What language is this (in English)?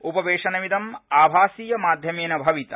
Sanskrit